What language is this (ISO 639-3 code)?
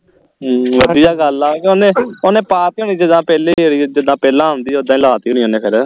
pan